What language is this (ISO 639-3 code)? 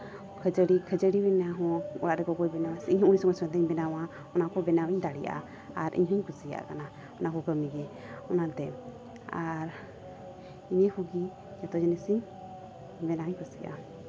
sat